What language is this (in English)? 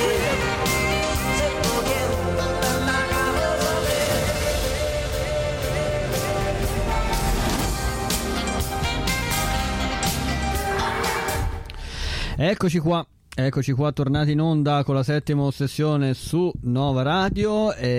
Italian